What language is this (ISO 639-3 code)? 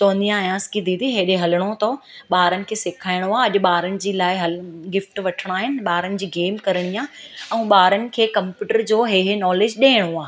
snd